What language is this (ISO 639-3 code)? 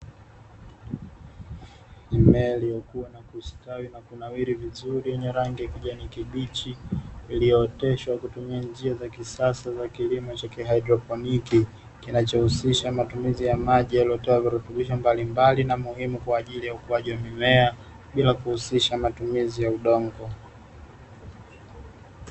swa